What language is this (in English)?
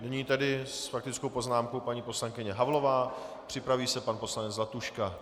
Czech